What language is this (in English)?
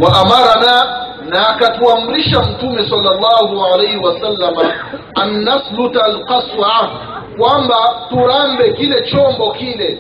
Swahili